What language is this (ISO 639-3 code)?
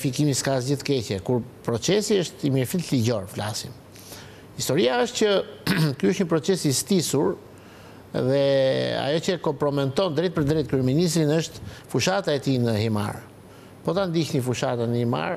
ron